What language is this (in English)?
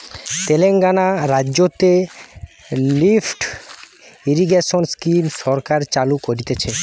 Bangla